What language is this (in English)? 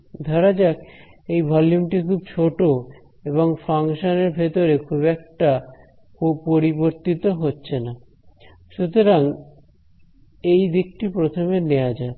Bangla